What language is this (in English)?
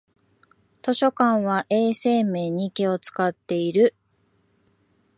Japanese